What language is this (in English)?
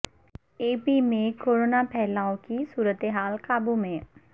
Urdu